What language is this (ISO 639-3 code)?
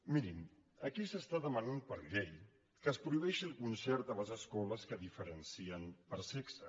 cat